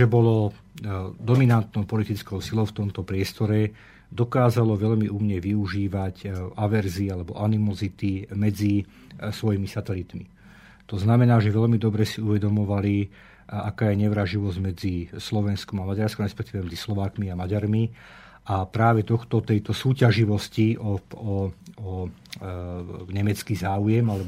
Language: Slovak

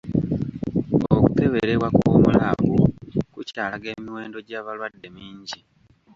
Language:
Ganda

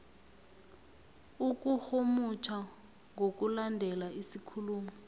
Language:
South Ndebele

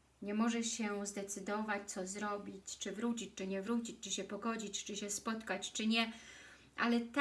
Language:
Polish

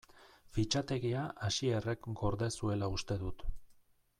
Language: Basque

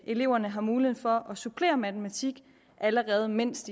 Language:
Danish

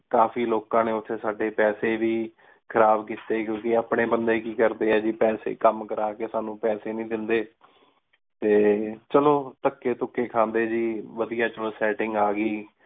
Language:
Punjabi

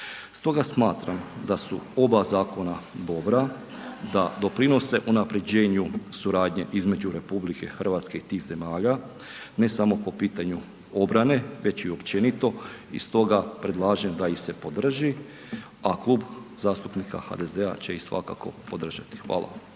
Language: Croatian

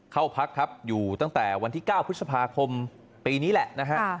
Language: Thai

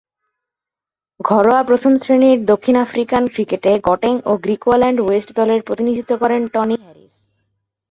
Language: Bangla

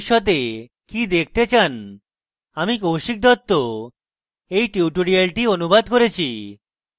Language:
Bangla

